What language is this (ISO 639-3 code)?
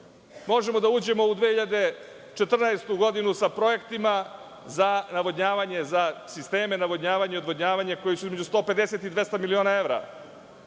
srp